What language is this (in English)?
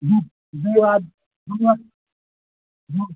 Maithili